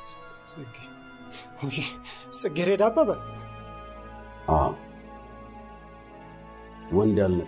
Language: Arabic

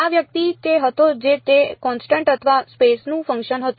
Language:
Gujarati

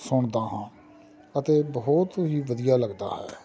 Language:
Punjabi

